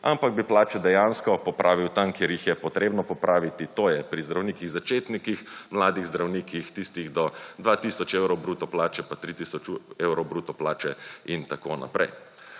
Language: Slovenian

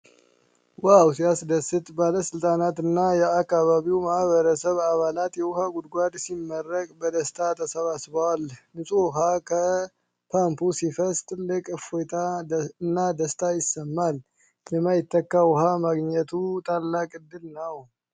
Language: Amharic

